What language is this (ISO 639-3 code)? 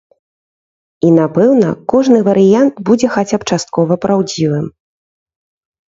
bel